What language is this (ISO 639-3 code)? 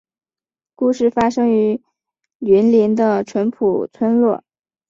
zho